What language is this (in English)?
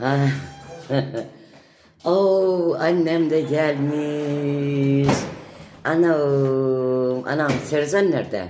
Turkish